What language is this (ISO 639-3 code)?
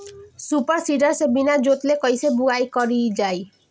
bho